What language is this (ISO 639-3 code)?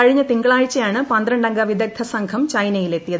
mal